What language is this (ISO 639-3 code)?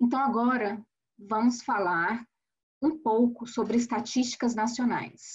por